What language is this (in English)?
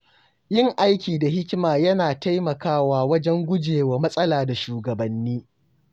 Hausa